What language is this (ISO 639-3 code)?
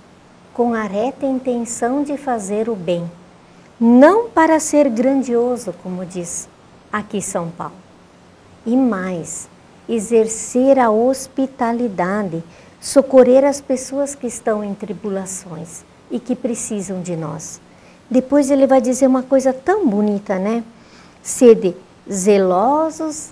por